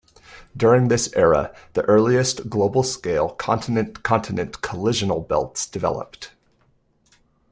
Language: English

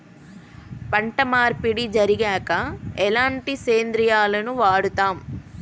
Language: Telugu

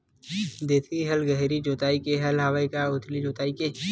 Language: Chhattisgarhi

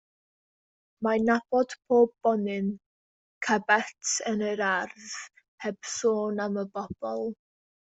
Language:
Welsh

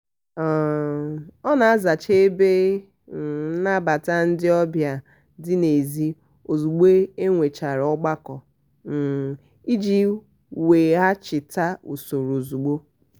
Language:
Igbo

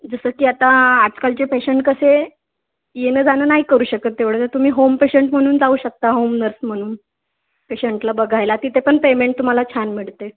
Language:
Marathi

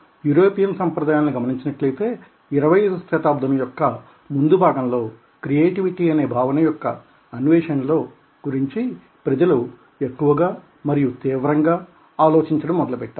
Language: Telugu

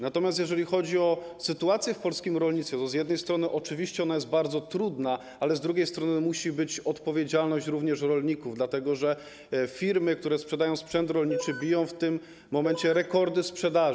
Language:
Polish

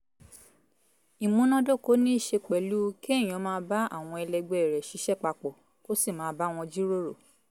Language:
Yoruba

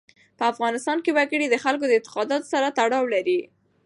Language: Pashto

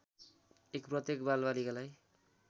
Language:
Nepali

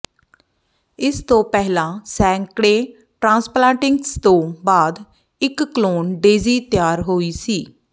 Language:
Punjabi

